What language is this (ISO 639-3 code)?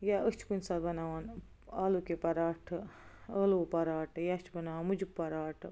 kas